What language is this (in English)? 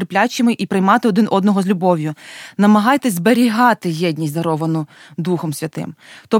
Ukrainian